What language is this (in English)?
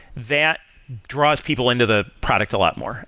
English